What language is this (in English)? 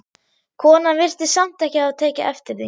Icelandic